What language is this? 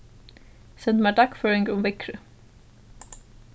Faroese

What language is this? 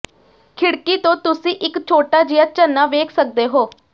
Punjabi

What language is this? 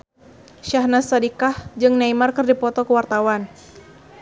Sundanese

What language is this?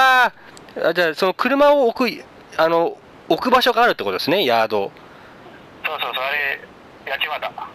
Japanese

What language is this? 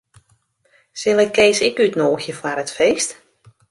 Western Frisian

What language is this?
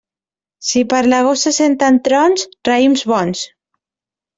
Catalan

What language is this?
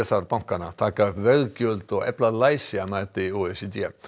Icelandic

